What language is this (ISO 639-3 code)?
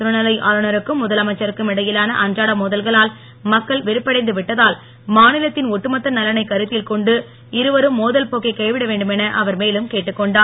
tam